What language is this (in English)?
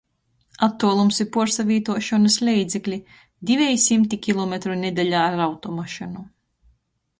Latgalian